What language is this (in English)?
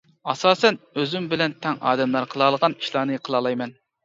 Uyghur